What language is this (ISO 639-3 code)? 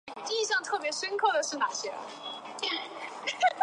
zho